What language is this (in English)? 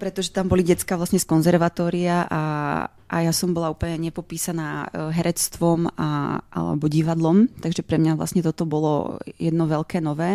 Czech